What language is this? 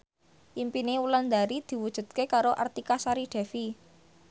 Javanese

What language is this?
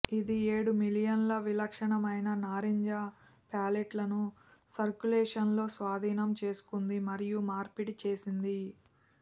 Telugu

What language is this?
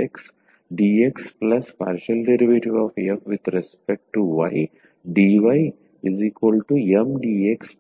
Telugu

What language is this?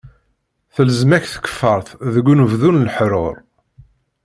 Kabyle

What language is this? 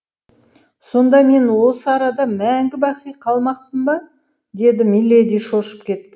Kazakh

